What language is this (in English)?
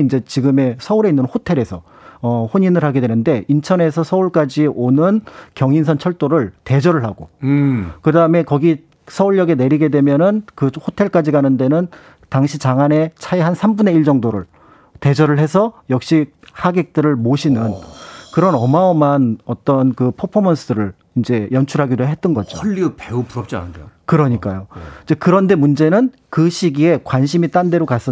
Korean